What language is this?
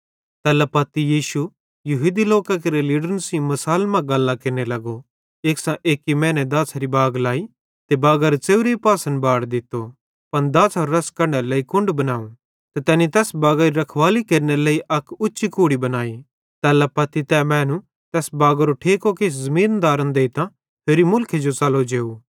Bhadrawahi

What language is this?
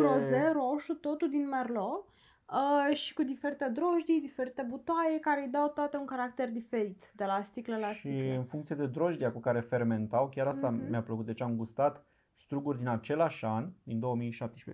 Romanian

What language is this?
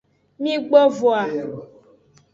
Aja (Benin)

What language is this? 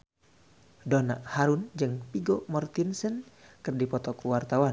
Sundanese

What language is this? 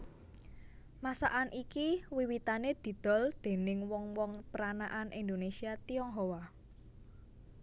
Javanese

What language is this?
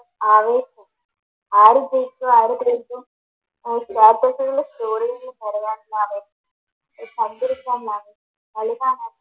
Malayalam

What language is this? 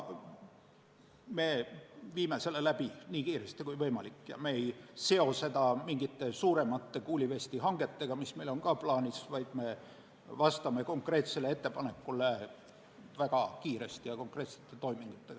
Estonian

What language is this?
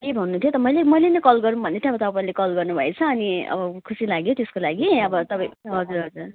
Nepali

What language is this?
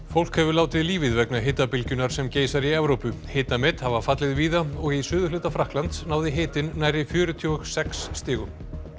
Icelandic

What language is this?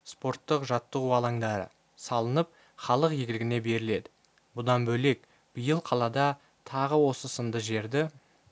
Kazakh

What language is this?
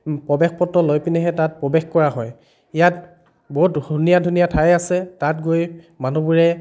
Assamese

